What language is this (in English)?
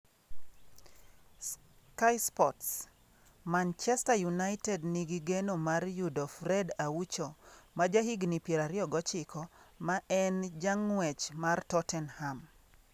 Luo (Kenya and Tanzania)